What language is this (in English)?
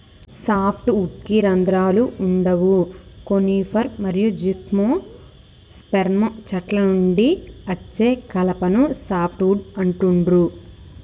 Telugu